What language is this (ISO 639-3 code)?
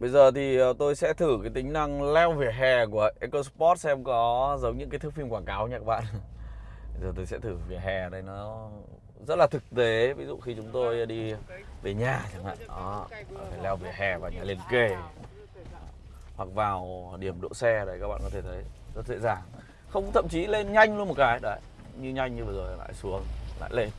vie